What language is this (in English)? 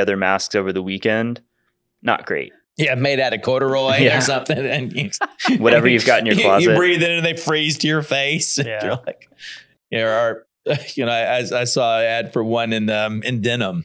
English